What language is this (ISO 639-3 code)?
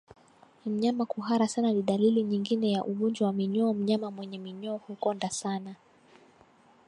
swa